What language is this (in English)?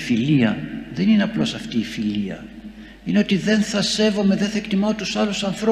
Greek